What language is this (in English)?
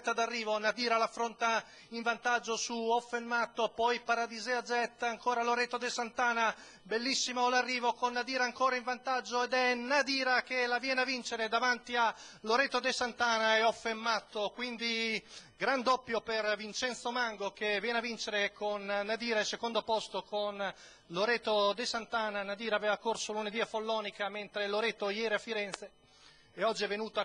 Italian